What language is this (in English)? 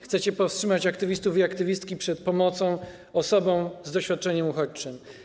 Polish